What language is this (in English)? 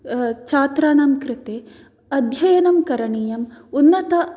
Sanskrit